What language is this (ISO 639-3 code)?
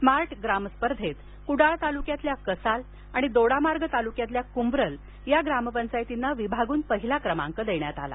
mar